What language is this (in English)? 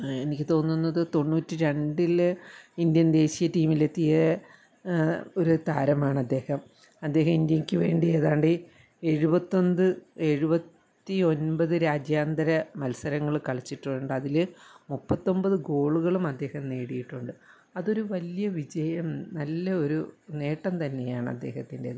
Malayalam